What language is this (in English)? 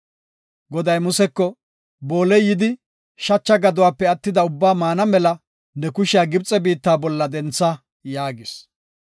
Gofa